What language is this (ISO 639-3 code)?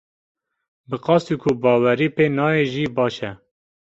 kur